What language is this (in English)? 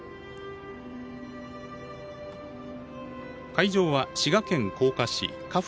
Japanese